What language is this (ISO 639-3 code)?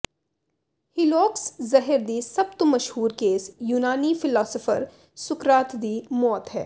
pan